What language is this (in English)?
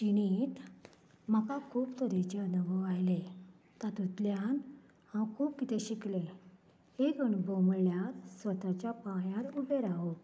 Konkani